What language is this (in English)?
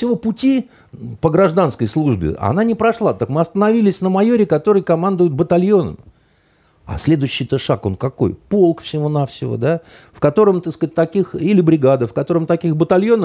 Russian